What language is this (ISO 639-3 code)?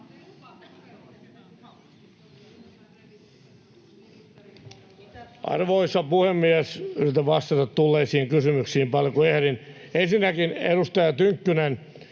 fin